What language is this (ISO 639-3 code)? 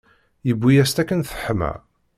kab